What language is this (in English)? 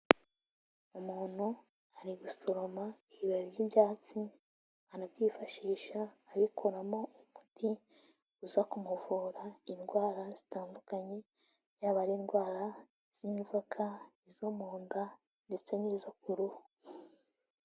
Kinyarwanda